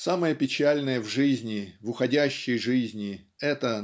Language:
Russian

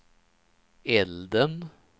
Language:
Swedish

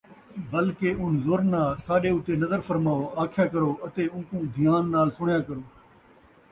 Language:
Saraiki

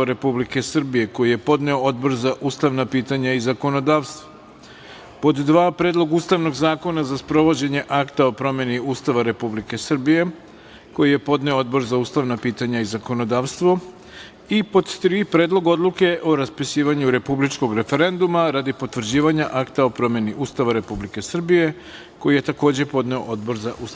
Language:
Serbian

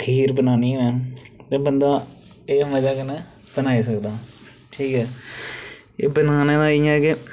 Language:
Dogri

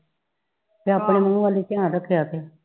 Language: Punjabi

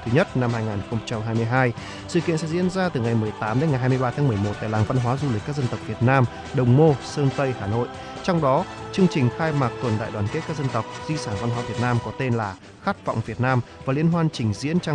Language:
Vietnamese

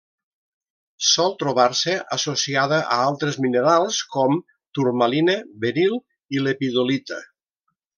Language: Catalan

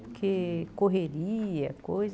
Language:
Portuguese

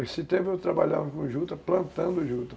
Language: Portuguese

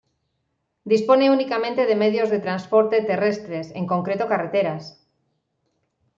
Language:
Spanish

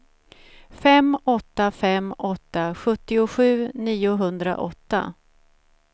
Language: Swedish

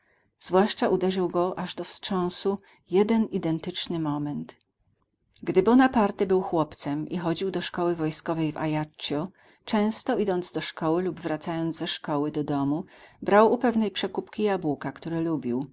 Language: Polish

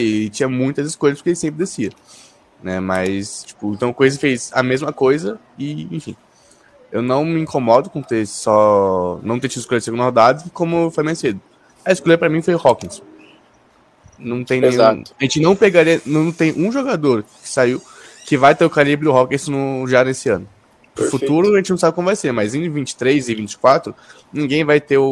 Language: Portuguese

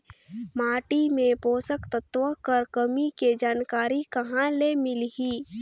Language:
Chhattisgarhi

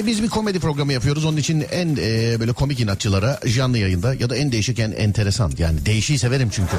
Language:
Turkish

